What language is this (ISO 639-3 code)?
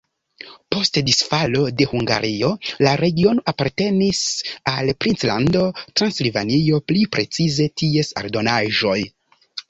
epo